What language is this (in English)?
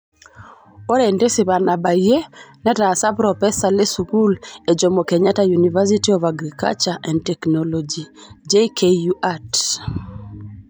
Masai